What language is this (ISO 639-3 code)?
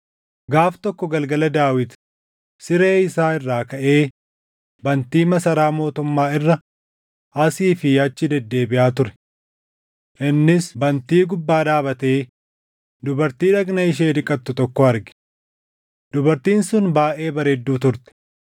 orm